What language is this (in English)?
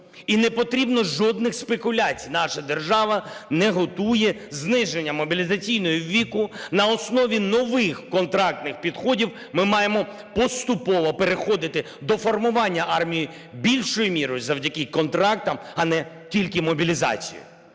Ukrainian